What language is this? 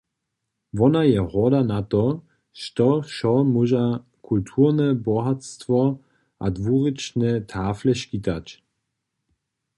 Upper Sorbian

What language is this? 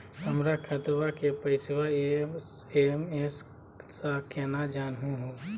Magahi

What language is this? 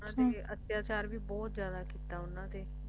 Punjabi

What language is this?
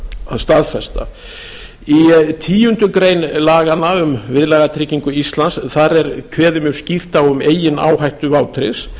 Icelandic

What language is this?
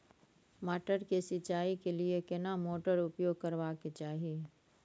Maithili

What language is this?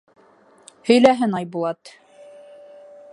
Bashkir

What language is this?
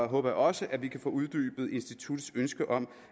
Danish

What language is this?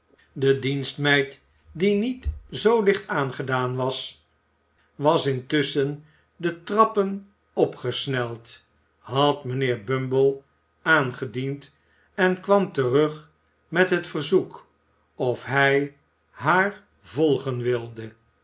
Dutch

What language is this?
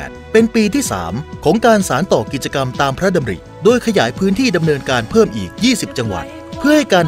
Thai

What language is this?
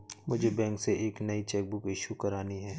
Hindi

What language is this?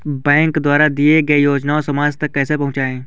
Hindi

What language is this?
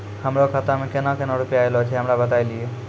Maithili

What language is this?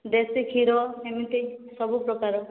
Odia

